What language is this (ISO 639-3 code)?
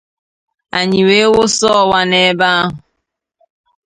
ibo